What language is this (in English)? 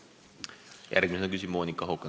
Estonian